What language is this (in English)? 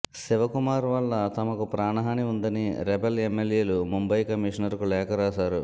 Telugu